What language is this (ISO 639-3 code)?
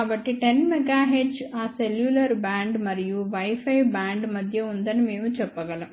tel